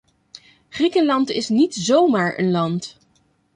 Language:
Dutch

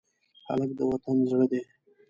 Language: Pashto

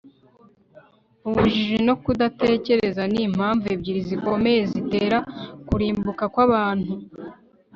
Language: Kinyarwanda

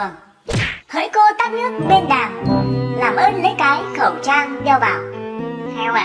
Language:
Vietnamese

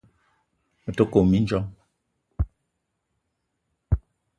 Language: Eton (Cameroon)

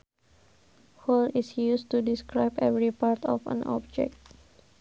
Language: Sundanese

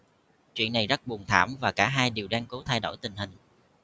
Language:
Vietnamese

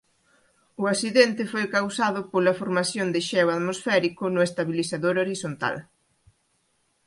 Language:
Galician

